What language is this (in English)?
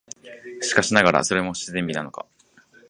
Japanese